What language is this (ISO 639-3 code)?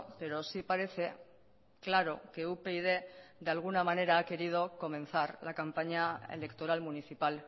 spa